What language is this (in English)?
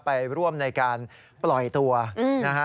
Thai